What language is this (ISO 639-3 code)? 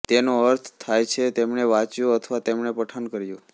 guj